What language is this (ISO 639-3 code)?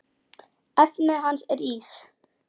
isl